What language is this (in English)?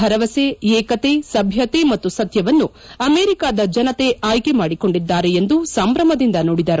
Kannada